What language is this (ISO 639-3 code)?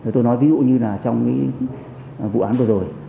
vie